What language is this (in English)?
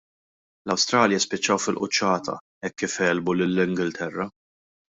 Maltese